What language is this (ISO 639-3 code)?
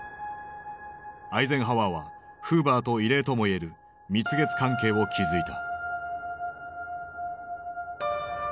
jpn